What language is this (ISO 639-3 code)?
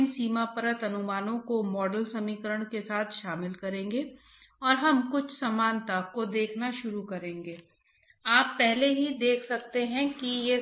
hin